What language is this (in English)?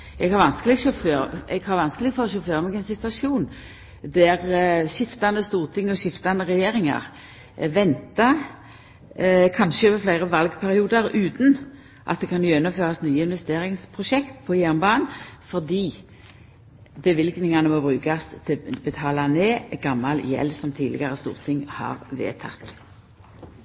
Norwegian Nynorsk